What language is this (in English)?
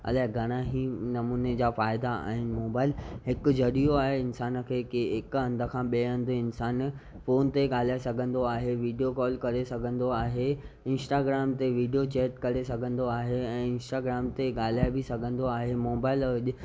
Sindhi